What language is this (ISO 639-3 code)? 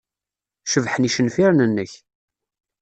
kab